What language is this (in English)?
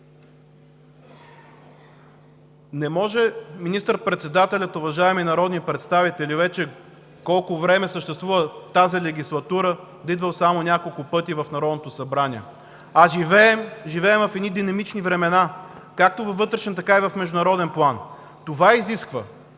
Bulgarian